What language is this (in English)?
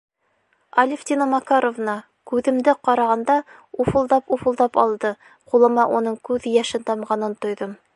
Bashkir